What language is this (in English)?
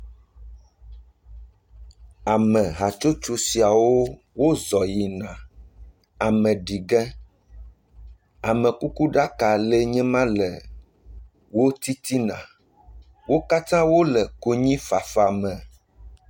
Ewe